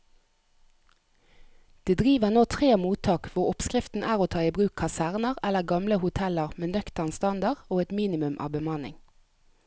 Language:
Norwegian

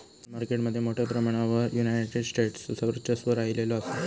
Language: Marathi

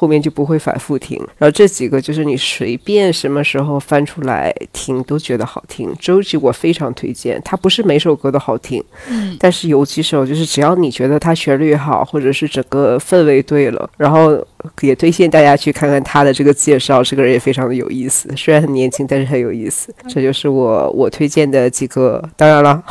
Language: Chinese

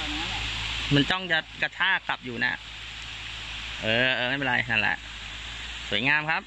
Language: Thai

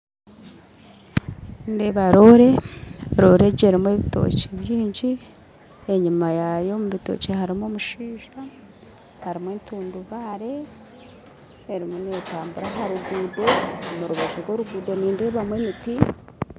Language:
Nyankole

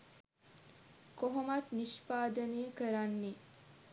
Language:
Sinhala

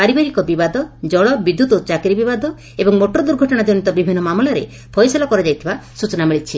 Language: Odia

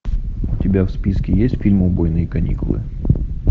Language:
Russian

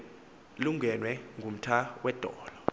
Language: Xhosa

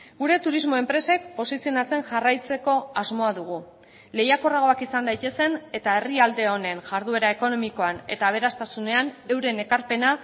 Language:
Basque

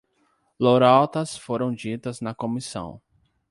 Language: Portuguese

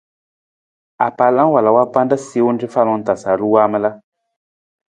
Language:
Nawdm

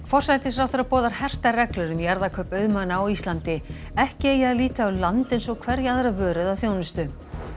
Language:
Icelandic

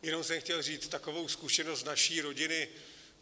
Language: Czech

